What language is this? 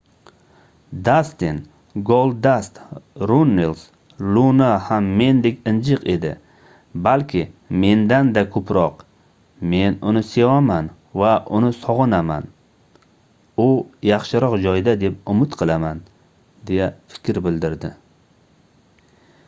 Uzbek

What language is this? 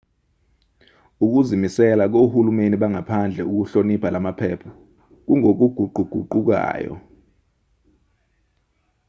Zulu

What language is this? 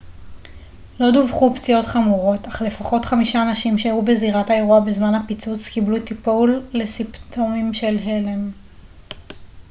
Hebrew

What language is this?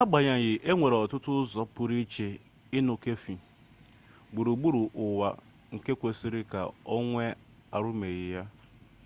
Igbo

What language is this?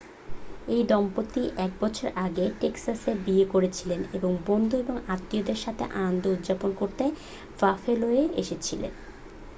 Bangla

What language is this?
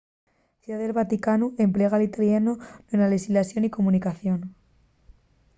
Asturian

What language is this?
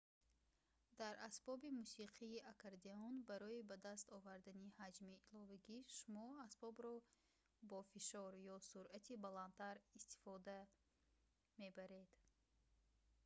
Tajik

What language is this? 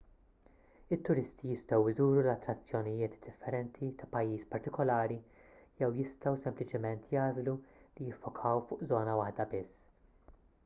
Maltese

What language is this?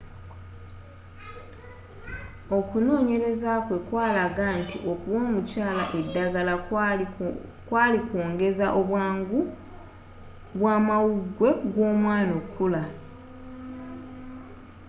Ganda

